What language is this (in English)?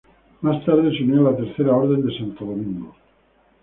Spanish